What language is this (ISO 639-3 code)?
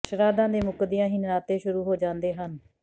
pan